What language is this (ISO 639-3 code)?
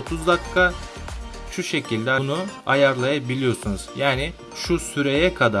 tur